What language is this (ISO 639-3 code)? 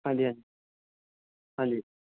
pan